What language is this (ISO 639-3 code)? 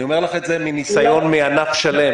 heb